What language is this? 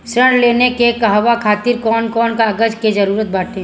Bhojpuri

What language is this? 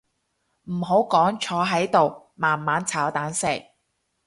Cantonese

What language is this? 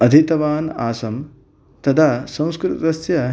Sanskrit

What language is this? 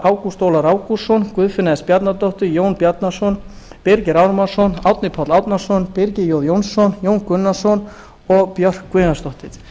Icelandic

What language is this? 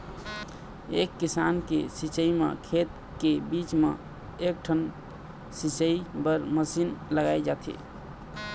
Chhattisgarhi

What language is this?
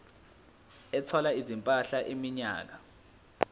Zulu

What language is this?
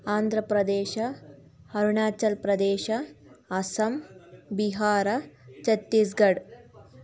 Kannada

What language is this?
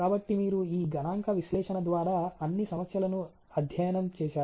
Telugu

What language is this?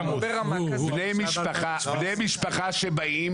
Hebrew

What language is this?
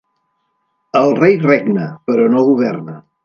Catalan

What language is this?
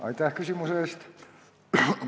Estonian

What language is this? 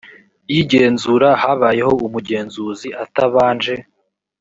Kinyarwanda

